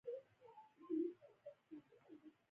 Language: Pashto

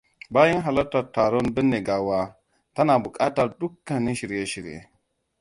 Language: Hausa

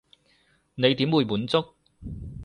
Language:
Cantonese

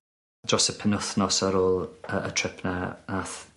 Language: Welsh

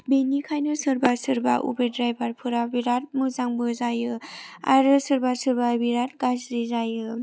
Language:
Bodo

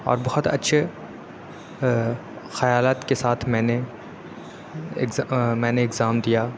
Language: Urdu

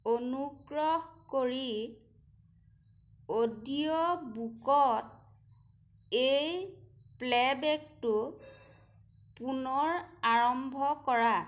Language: Assamese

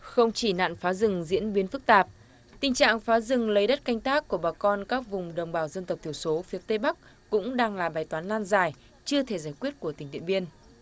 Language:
Vietnamese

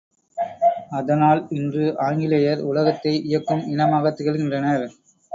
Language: Tamil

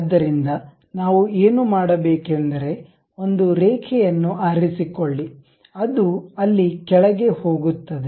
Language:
Kannada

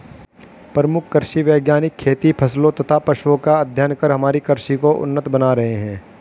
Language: Hindi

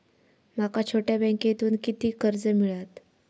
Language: Marathi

